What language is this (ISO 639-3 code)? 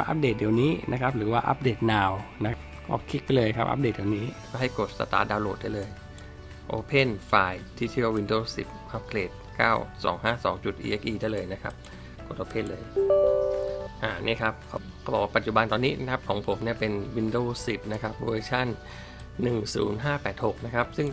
tha